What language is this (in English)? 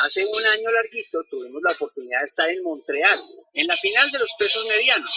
Spanish